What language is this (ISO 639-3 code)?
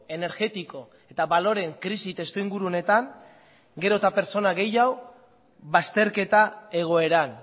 eus